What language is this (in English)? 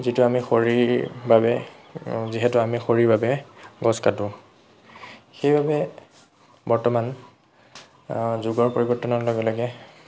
Assamese